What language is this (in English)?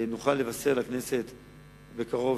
Hebrew